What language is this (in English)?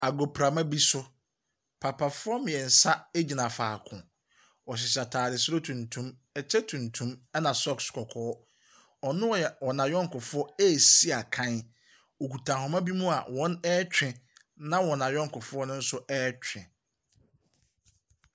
Akan